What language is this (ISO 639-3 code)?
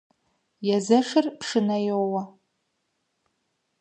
kbd